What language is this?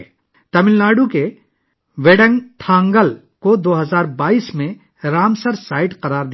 Urdu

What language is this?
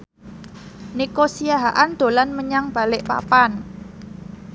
Javanese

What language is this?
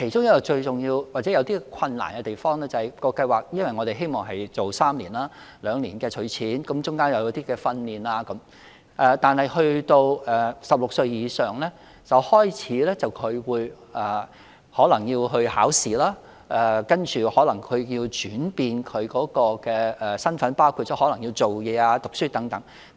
Cantonese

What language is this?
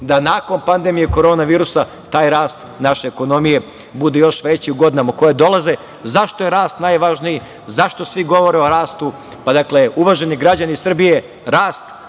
Serbian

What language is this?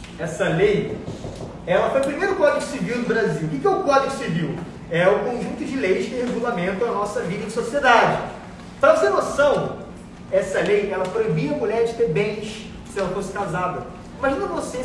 Portuguese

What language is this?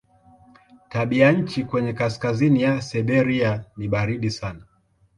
Swahili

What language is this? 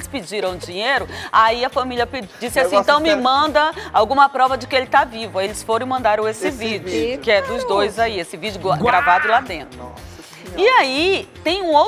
Portuguese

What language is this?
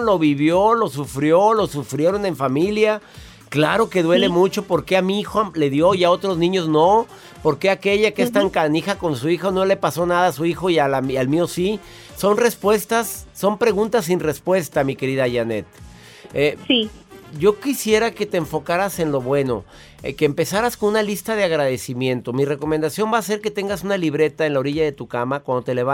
Spanish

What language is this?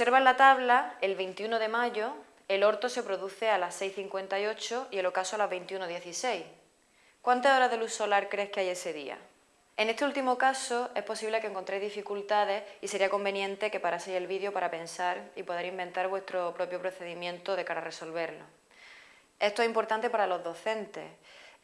Spanish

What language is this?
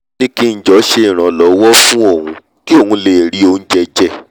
Yoruba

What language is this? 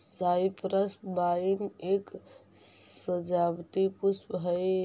Magahi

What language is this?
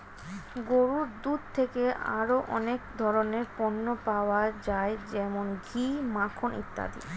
Bangla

